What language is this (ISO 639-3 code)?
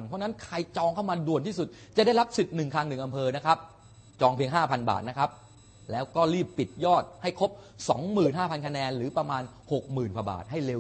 tha